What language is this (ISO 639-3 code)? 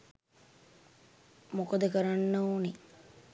sin